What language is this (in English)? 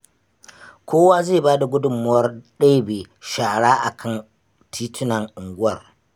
Hausa